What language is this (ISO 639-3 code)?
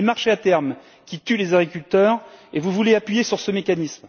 fra